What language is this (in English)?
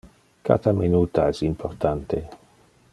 Interlingua